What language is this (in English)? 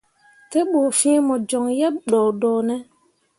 Mundang